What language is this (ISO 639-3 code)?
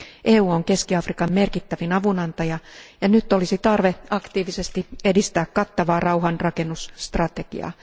fin